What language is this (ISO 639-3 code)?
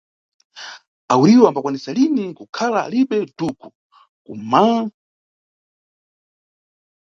nyu